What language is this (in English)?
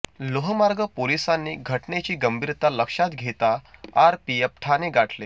Marathi